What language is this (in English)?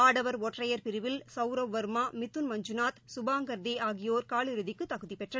Tamil